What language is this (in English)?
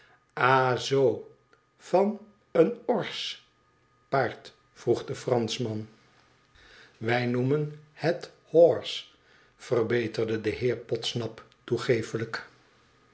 Dutch